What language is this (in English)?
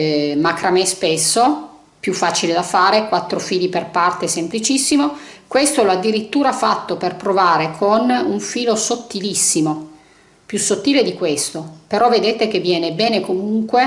Italian